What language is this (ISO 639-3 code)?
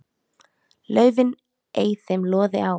isl